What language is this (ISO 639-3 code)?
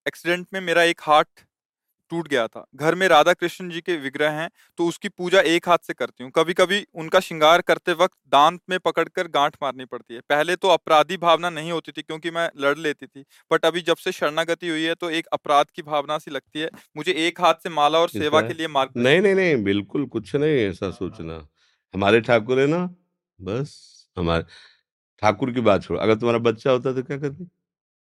hin